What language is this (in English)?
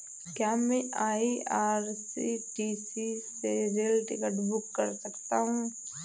Hindi